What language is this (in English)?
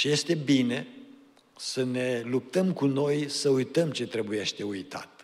Romanian